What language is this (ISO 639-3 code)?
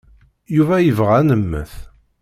kab